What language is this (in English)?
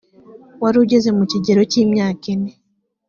Kinyarwanda